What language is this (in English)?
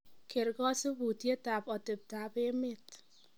Kalenjin